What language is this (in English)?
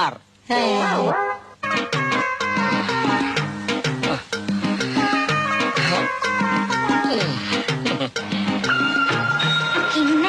Malayalam